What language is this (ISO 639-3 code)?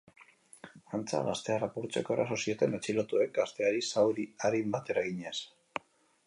eus